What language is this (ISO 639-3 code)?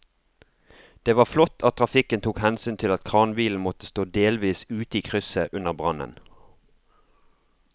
nor